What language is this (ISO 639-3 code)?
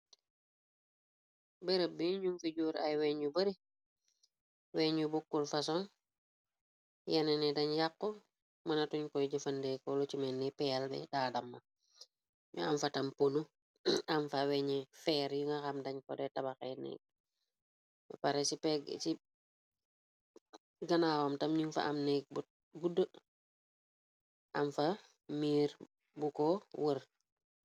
wol